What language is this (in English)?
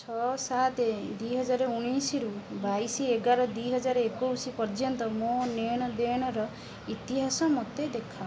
Odia